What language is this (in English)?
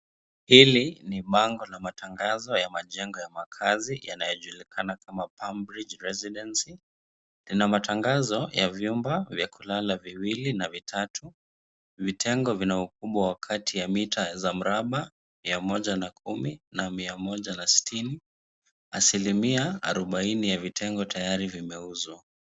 Swahili